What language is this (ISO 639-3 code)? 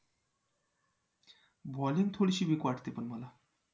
mar